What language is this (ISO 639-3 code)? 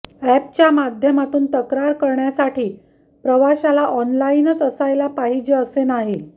mar